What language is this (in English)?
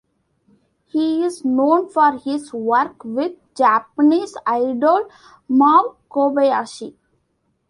English